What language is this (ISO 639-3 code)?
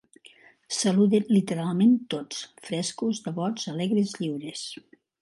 cat